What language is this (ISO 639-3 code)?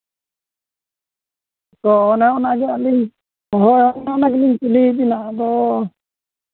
sat